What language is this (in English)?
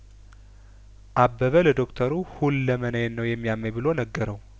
Amharic